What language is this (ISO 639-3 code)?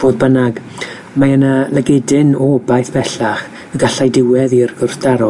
cym